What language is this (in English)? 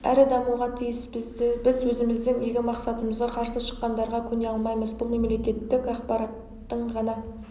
Kazakh